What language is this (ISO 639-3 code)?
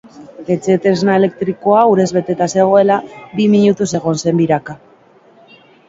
eus